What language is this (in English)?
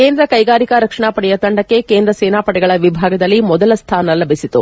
Kannada